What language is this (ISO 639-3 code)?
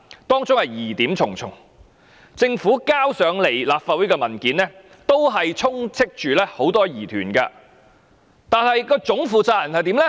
yue